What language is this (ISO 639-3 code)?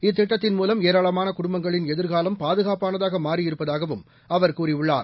tam